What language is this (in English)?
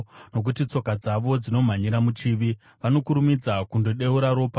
Shona